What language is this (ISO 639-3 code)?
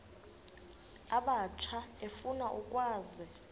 xho